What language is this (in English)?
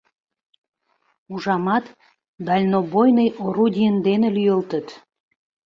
Mari